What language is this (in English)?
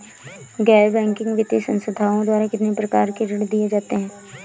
Hindi